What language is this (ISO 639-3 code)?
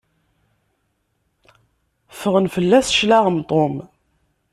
kab